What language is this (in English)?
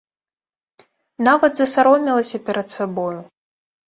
Belarusian